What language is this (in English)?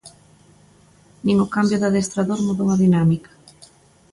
Galician